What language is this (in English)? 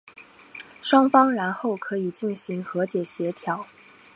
Chinese